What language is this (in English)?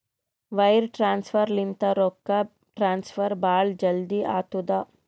Kannada